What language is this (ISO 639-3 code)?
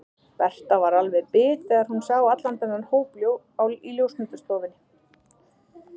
isl